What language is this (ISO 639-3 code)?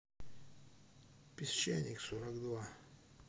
rus